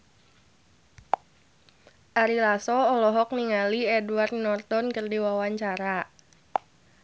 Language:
Sundanese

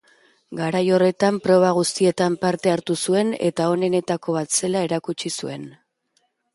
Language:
Basque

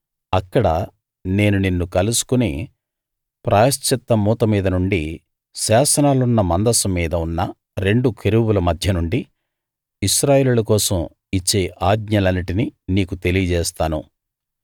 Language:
Telugu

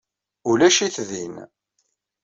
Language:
Kabyle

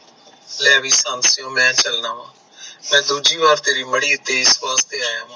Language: Punjabi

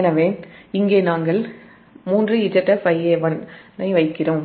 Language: Tamil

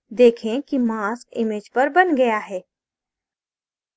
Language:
Hindi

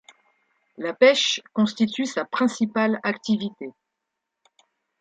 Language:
French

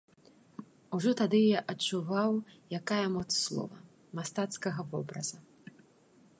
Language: Belarusian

